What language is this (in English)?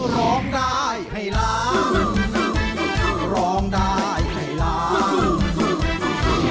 Thai